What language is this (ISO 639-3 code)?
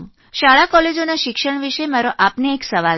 guj